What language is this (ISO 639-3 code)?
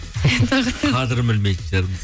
kaz